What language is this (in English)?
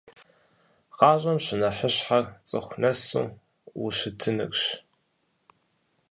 Kabardian